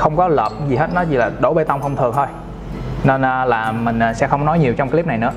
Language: Vietnamese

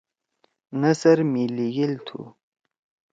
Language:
Torwali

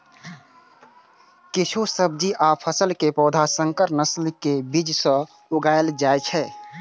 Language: Maithili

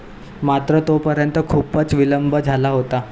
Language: Marathi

